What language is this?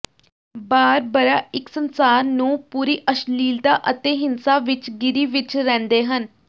Punjabi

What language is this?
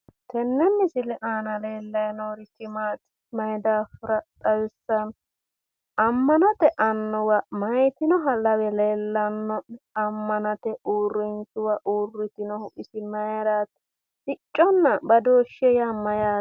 Sidamo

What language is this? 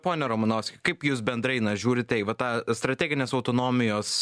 Lithuanian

